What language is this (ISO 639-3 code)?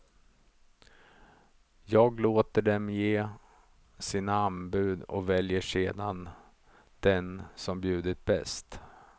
swe